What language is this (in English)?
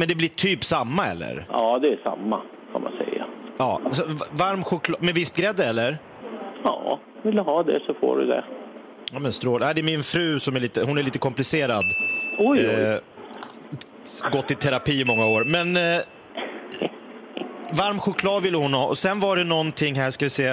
Swedish